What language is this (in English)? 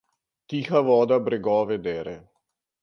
Slovenian